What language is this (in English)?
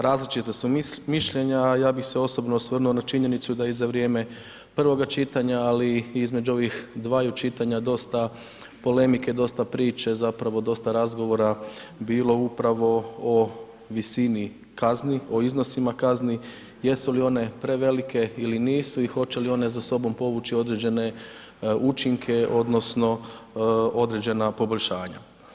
Croatian